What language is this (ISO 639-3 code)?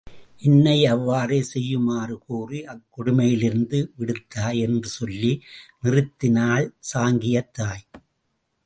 tam